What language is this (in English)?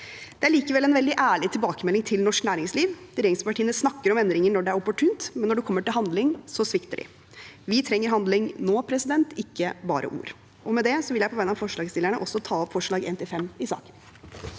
Norwegian